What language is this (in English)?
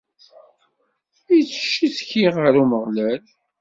Kabyle